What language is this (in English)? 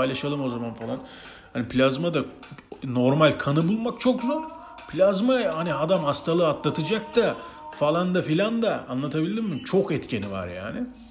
Turkish